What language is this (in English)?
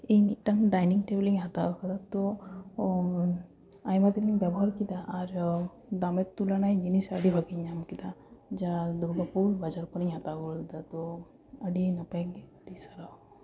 Santali